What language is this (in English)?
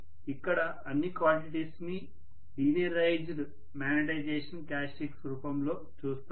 Telugu